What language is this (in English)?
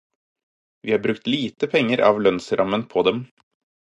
Norwegian Bokmål